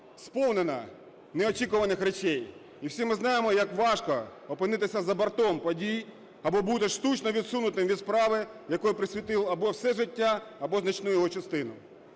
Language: Ukrainian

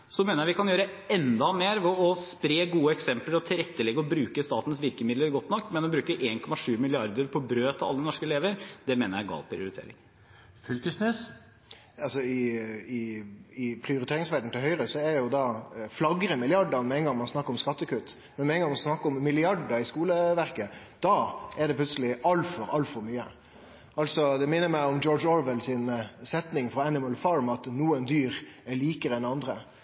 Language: Norwegian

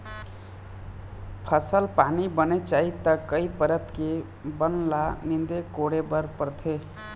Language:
Chhattisgarhi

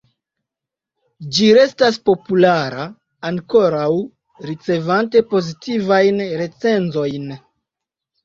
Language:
Esperanto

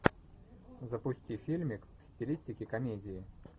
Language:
Russian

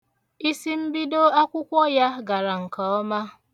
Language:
Igbo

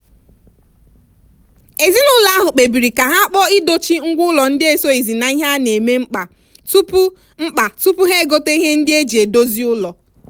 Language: Igbo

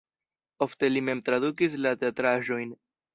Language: Esperanto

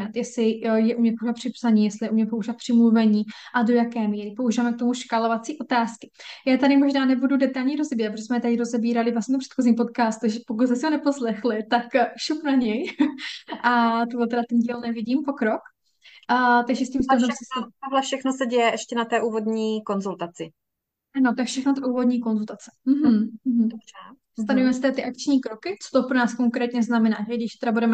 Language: Czech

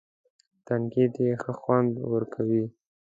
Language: Pashto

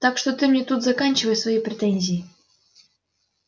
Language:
Russian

